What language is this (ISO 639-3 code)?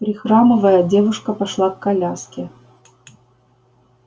rus